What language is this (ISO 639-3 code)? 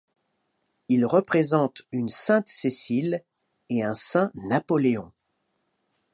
fra